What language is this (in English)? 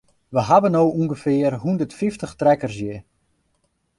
Western Frisian